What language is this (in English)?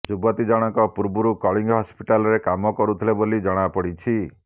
Odia